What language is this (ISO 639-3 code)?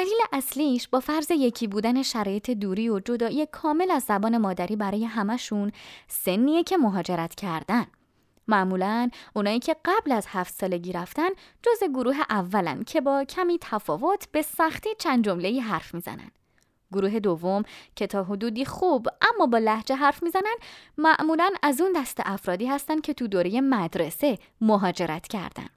fas